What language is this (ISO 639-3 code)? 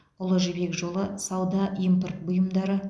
kaz